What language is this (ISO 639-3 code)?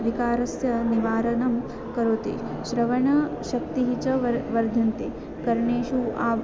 san